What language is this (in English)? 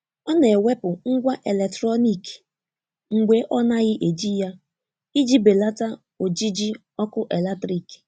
Igbo